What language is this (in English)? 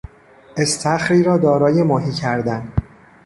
Persian